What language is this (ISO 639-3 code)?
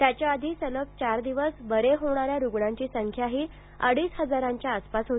mar